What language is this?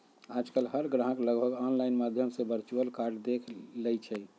Magahi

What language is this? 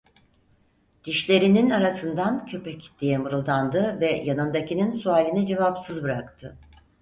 Turkish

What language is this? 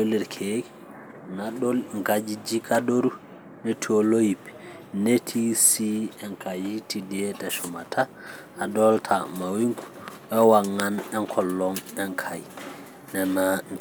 Masai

